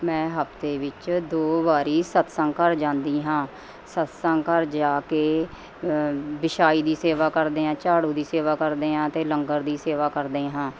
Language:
Punjabi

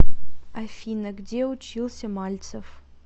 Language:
Russian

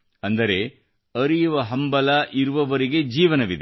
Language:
Kannada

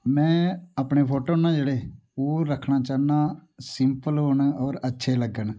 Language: Dogri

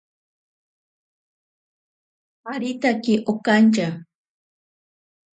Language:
Ashéninka Perené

